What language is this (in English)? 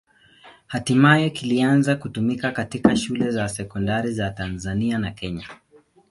Swahili